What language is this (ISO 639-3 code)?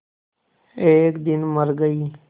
hin